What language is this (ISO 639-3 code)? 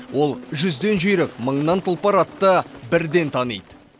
kaz